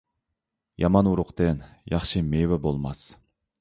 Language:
Uyghur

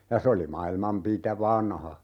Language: Finnish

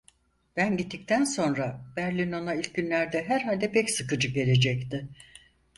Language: Turkish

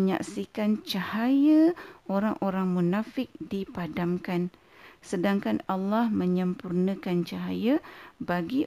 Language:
Malay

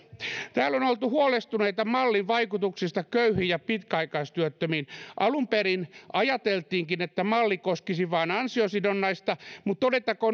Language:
Finnish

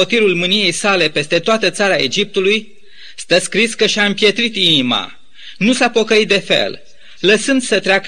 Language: Romanian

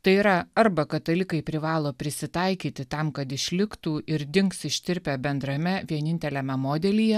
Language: Lithuanian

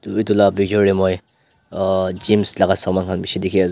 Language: Naga Pidgin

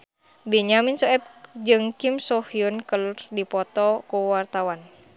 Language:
Sundanese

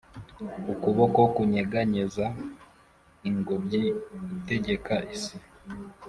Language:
Kinyarwanda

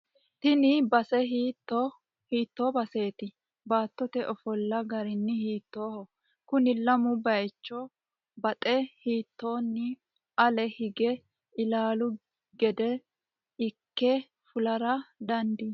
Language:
Sidamo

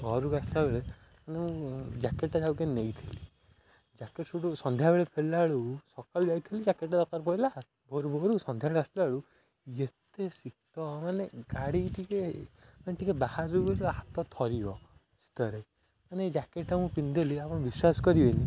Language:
Odia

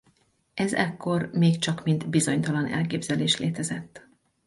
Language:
Hungarian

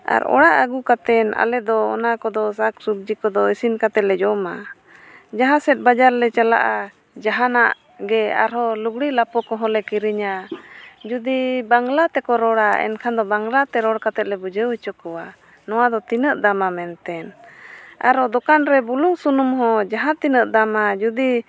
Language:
Santali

